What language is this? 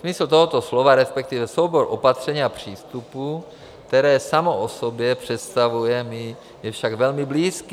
Czech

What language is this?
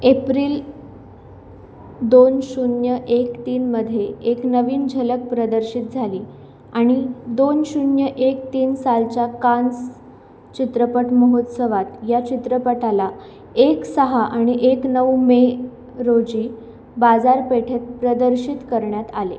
Marathi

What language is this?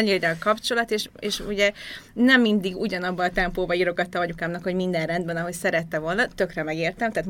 Hungarian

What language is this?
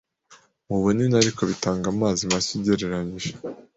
Kinyarwanda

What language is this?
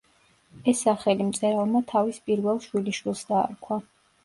Georgian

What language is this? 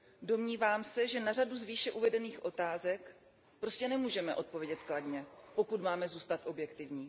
Czech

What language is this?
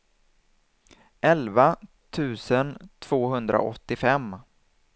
Swedish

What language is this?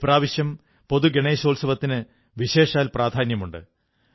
Malayalam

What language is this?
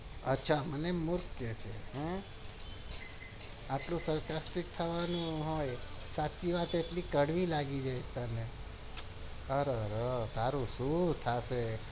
Gujarati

